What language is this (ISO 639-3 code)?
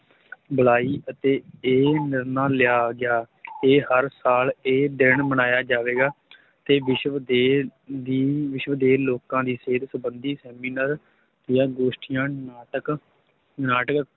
pan